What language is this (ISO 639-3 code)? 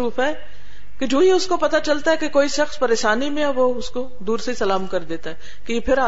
urd